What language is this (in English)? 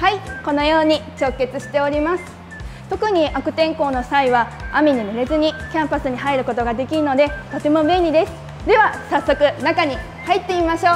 Japanese